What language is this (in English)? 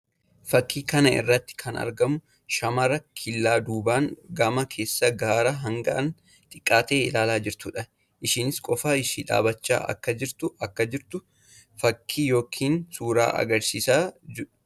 Oromo